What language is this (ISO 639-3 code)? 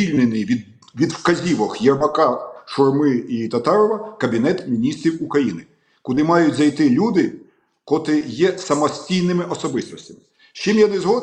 ukr